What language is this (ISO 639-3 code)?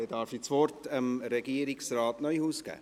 gsw